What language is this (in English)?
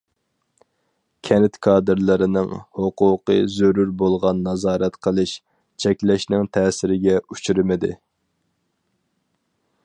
Uyghur